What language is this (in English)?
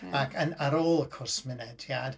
Welsh